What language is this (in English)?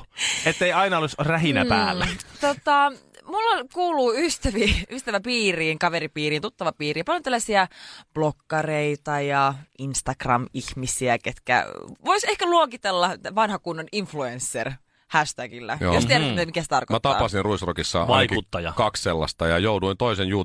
Finnish